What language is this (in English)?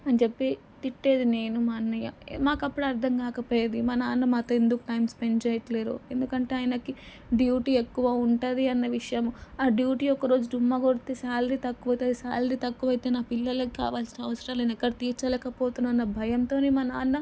Telugu